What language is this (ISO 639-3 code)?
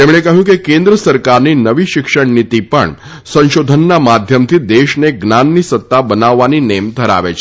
guj